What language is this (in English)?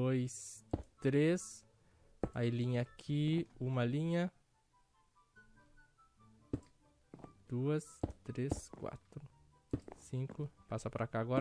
Portuguese